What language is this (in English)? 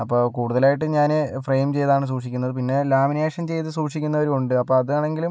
Malayalam